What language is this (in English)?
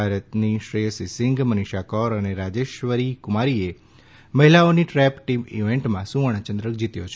Gujarati